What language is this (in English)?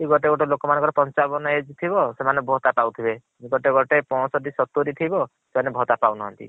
Odia